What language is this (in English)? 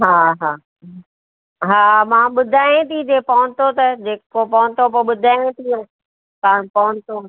Sindhi